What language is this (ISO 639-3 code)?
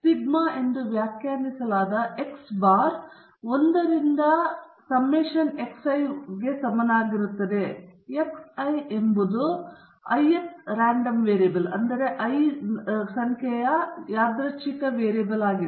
kan